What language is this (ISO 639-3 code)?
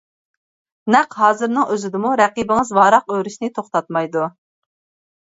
uig